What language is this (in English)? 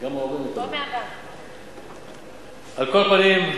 Hebrew